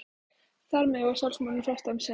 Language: Icelandic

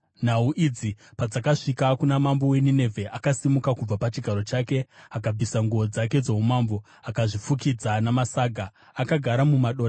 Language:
Shona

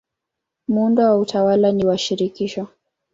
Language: Swahili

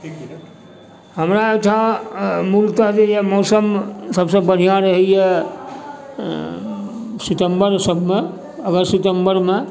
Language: Maithili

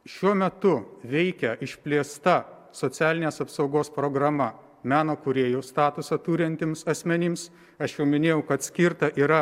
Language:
Lithuanian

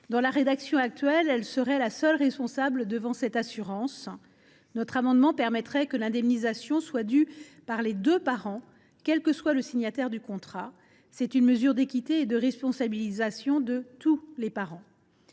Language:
French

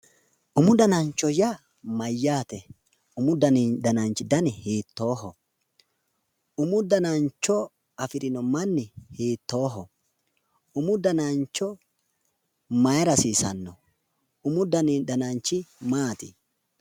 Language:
Sidamo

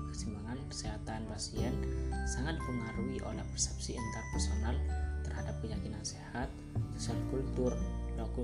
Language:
Indonesian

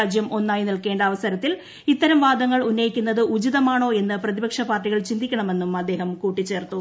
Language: Malayalam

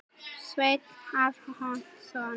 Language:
Icelandic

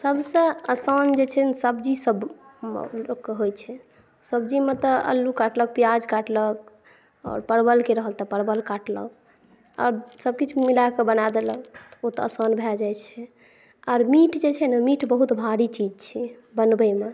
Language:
Maithili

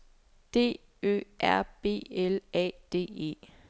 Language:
Danish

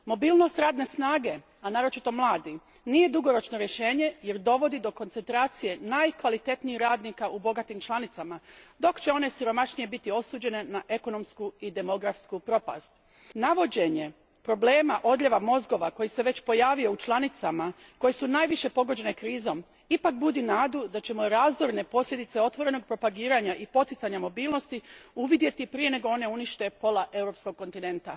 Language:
Croatian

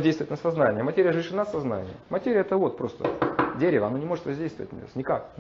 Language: Russian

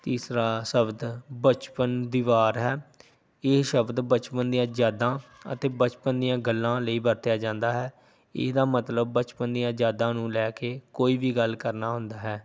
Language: Punjabi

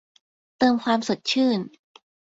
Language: Thai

